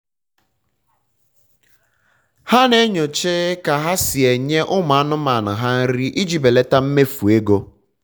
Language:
Igbo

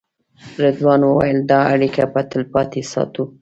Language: Pashto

